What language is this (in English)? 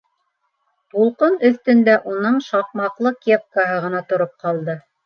Bashkir